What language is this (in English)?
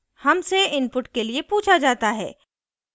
Hindi